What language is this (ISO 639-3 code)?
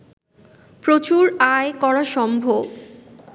ben